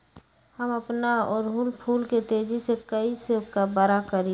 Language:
Magahi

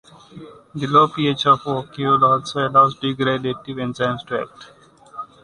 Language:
English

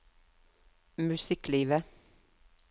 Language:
Norwegian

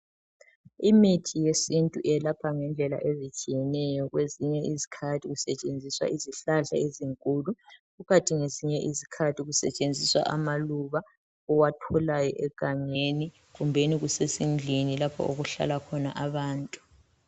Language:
North Ndebele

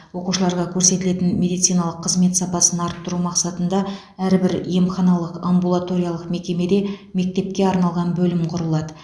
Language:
Kazakh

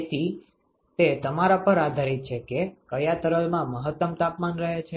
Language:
Gujarati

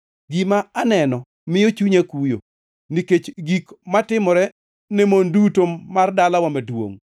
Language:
Luo (Kenya and Tanzania)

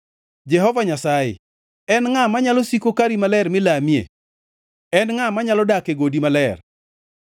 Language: Luo (Kenya and Tanzania)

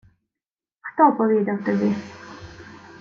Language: Ukrainian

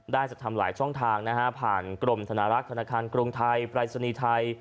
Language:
Thai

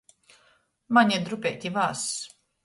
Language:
Latgalian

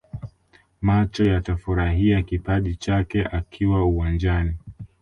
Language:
Swahili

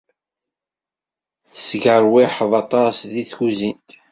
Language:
Kabyle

